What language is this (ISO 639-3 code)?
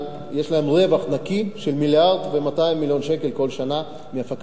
heb